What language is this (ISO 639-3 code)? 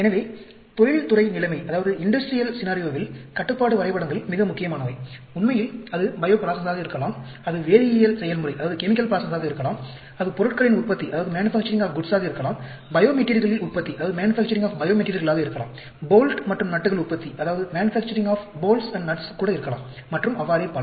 tam